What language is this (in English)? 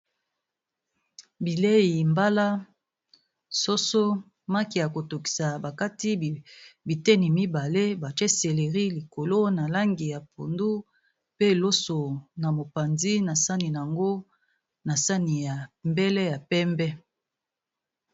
Lingala